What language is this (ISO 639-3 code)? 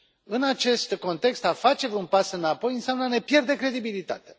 ron